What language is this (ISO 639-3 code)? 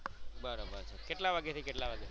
guj